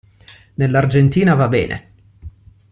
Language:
Italian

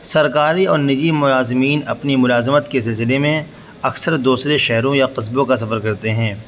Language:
Urdu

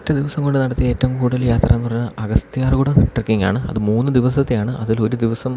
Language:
Malayalam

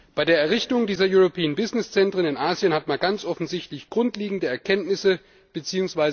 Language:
German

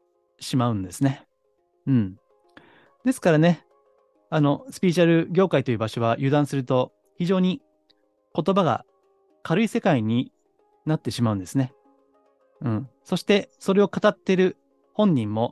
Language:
Japanese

